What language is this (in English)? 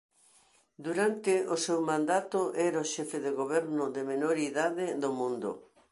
Galician